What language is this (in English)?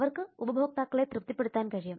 Malayalam